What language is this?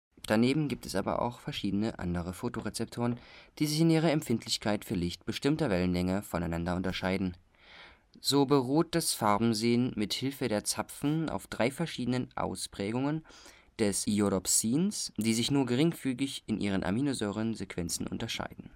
German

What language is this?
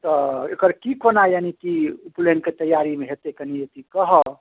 Maithili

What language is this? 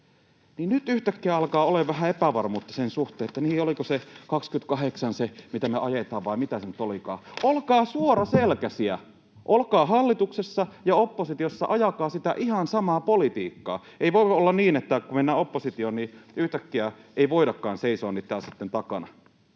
Finnish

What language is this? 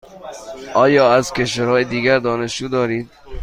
Persian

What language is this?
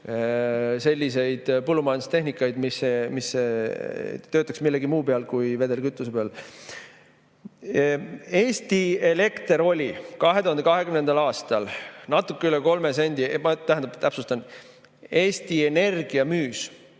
Estonian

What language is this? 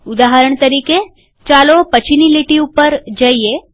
Gujarati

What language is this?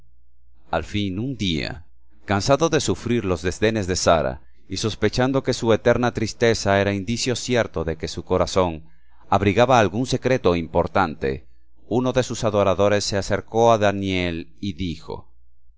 Spanish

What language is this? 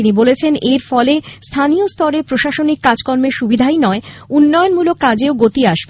Bangla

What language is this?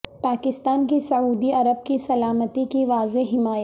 Urdu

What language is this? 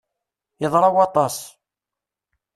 Kabyle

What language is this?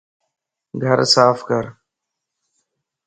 Lasi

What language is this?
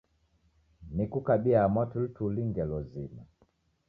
Taita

